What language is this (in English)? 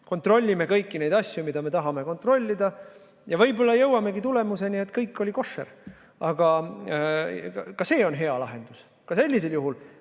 Estonian